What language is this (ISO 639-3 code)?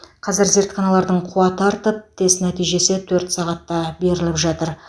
kaz